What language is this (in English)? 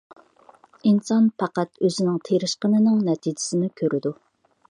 Uyghur